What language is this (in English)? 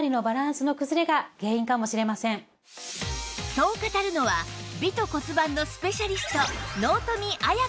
Japanese